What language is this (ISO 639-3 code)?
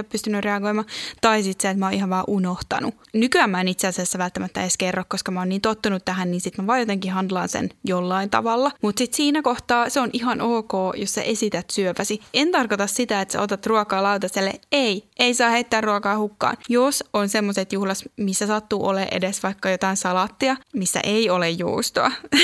fin